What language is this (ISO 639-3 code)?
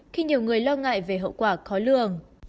vie